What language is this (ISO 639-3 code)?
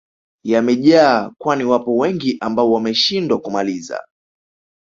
swa